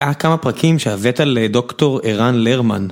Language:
Hebrew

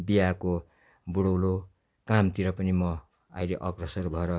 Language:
Nepali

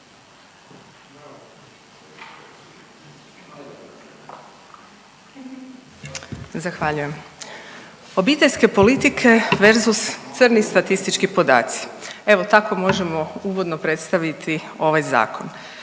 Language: Croatian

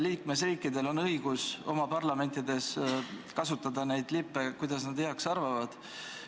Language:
Estonian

